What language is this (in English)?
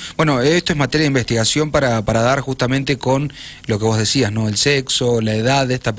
Spanish